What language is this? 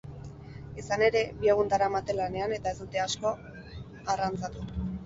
Basque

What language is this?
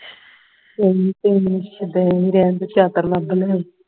Punjabi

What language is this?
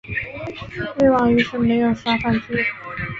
Chinese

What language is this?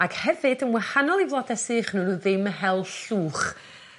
Welsh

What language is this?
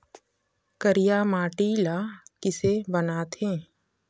Chhattisgarhi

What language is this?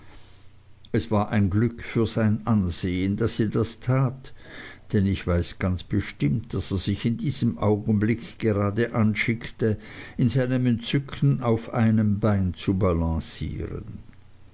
German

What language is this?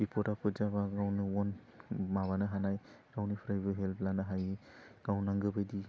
Bodo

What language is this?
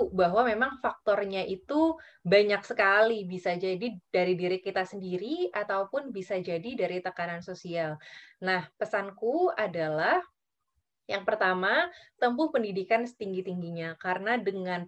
Indonesian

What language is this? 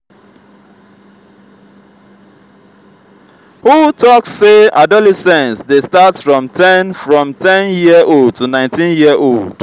Nigerian Pidgin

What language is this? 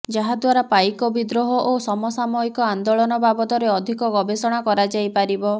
Odia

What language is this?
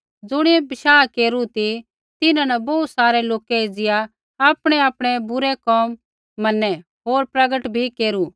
Kullu Pahari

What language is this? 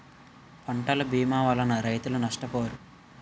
Telugu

